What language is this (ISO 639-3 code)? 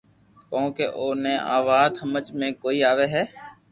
lrk